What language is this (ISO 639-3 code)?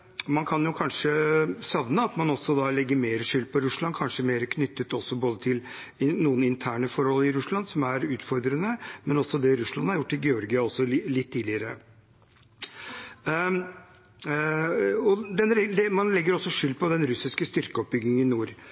nob